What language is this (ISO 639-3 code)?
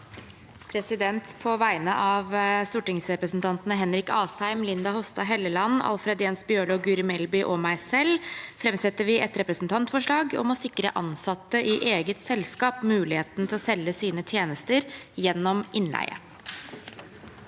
nor